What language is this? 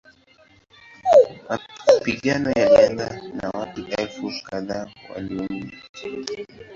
Swahili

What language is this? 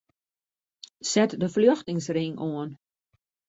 Western Frisian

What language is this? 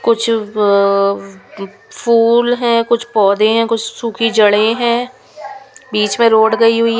Hindi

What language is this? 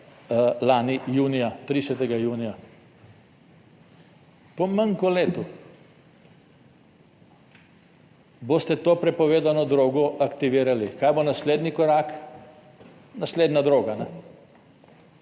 Slovenian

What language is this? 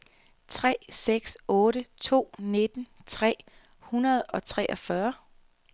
Danish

